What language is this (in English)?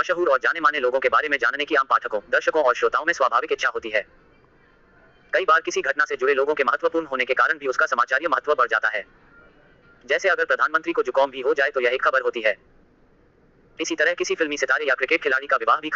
Hindi